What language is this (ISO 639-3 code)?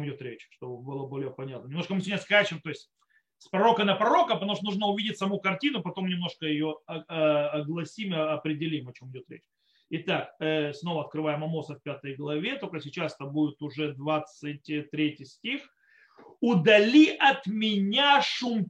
rus